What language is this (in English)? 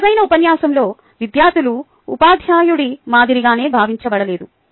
Telugu